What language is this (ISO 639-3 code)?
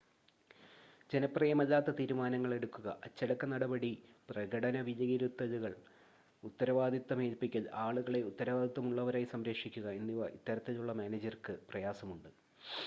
mal